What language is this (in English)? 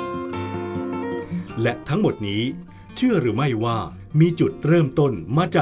Thai